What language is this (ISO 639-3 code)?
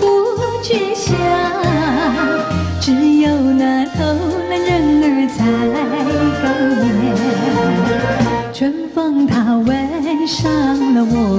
zho